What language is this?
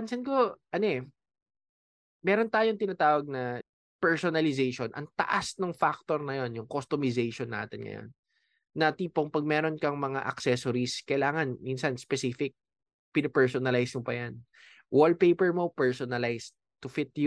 Filipino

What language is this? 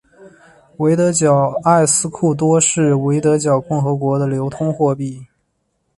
Chinese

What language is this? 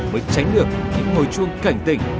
Vietnamese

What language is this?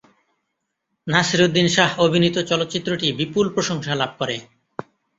Bangla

